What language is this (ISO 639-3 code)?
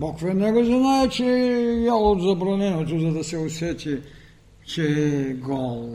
bul